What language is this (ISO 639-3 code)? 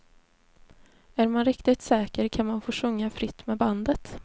swe